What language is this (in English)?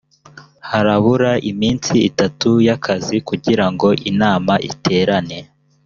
Kinyarwanda